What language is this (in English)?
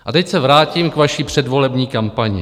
Czech